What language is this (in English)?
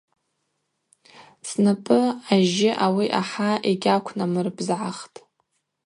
Abaza